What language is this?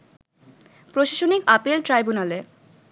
Bangla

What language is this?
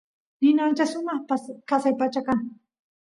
Santiago del Estero Quichua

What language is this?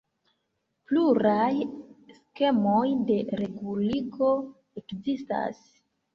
Esperanto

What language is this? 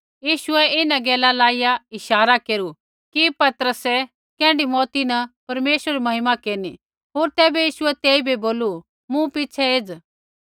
Kullu Pahari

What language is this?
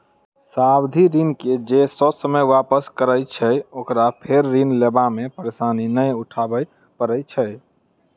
Maithili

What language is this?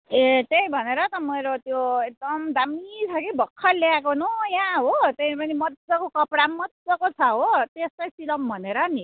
Nepali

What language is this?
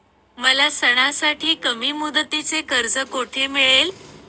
Marathi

